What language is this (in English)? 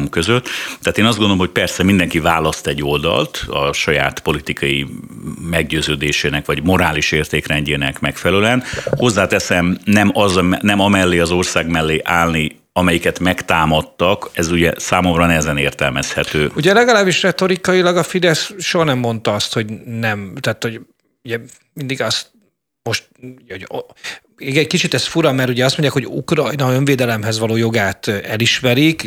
Hungarian